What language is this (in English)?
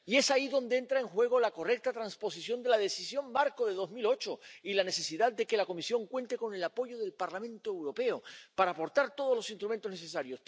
Spanish